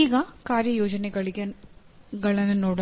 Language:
Kannada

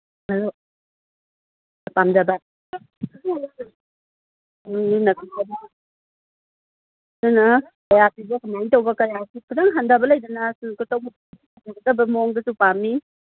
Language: Manipuri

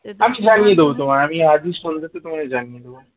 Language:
Bangla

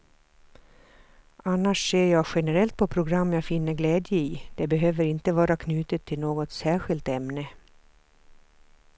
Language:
Swedish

